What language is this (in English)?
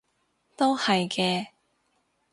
Cantonese